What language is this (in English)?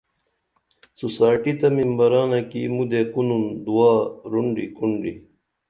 Dameli